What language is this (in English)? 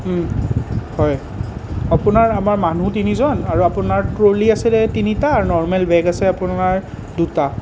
Assamese